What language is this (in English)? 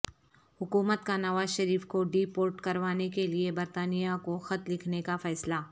Urdu